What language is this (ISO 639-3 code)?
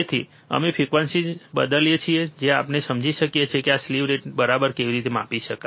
guj